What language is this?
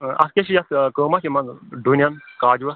Kashmiri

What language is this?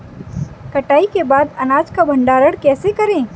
Hindi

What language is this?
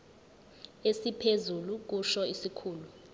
Zulu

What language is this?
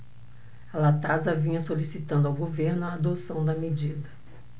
Portuguese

